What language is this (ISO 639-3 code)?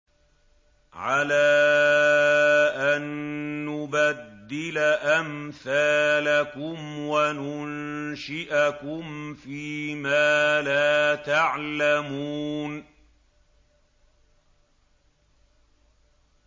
ara